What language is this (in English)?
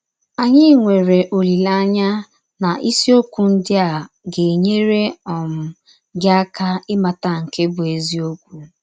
Igbo